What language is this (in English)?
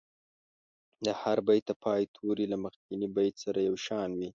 Pashto